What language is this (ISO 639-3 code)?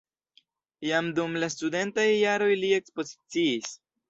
epo